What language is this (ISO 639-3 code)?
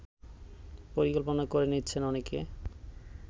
ben